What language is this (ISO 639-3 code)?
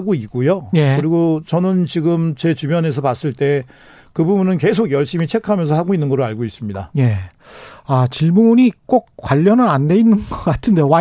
kor